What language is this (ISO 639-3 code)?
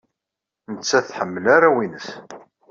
kab